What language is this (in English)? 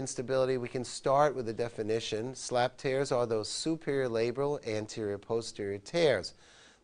English